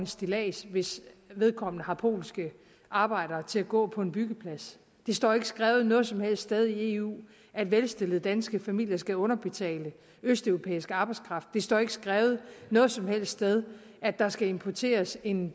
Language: Danish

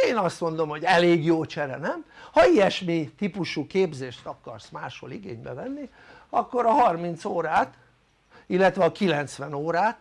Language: Hungarian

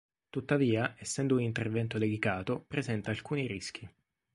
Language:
Italian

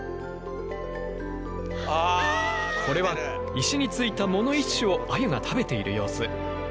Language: Japanese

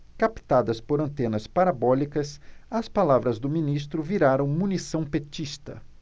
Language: Portuguese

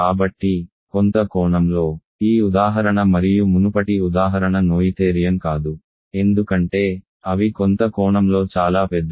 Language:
Telugu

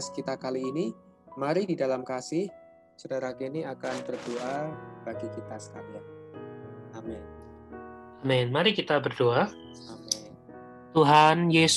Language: Indonesian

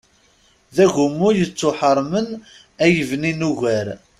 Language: Kabyle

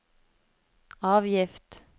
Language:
Norwegian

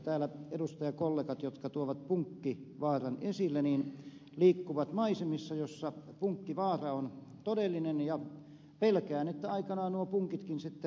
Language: Finnish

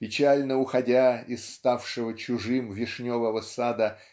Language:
Russian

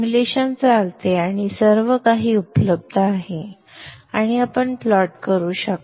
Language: Marathi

